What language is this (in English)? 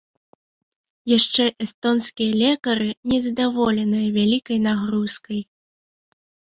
Belarusian